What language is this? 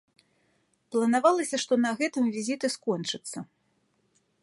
Belarusian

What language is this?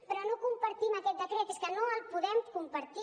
Catalan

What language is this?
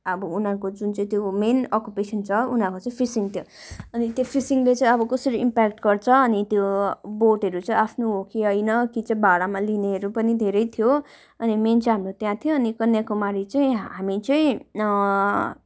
Nepali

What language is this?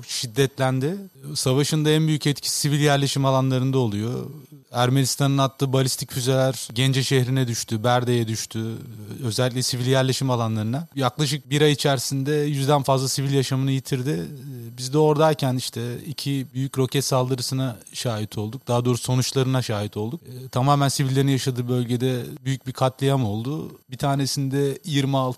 Turkish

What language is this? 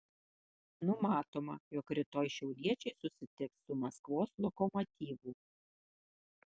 Lithuanian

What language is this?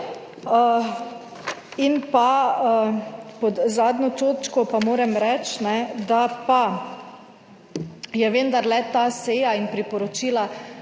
Slovenian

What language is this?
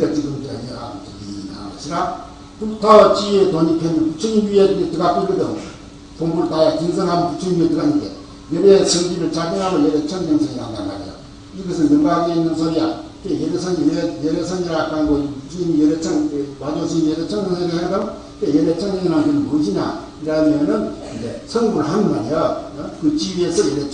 Korean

